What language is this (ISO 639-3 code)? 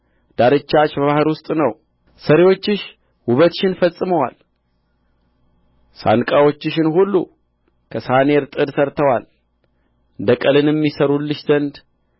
amh